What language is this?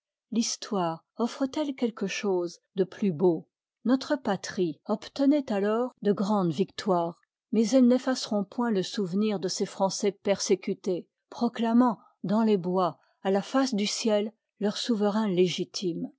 French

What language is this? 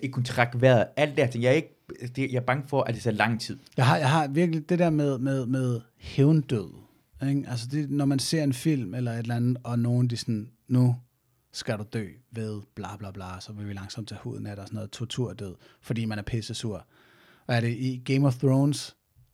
Danish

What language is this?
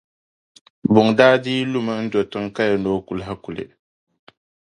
Dagbani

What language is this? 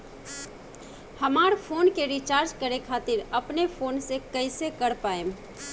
Bhojpuri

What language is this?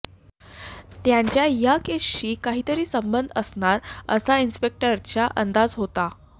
Marathi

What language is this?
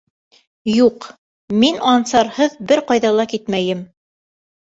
Bashkir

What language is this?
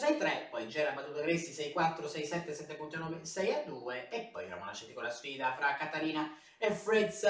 Italian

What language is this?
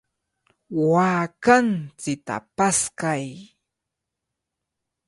Cajatambo North Lima Quechua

